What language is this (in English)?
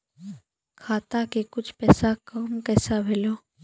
Maithili